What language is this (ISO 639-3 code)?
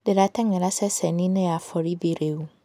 kik